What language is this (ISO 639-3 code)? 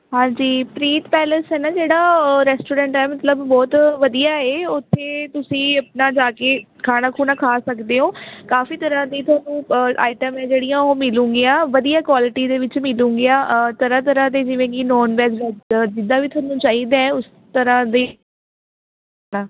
pan